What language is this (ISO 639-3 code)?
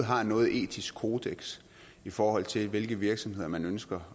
dan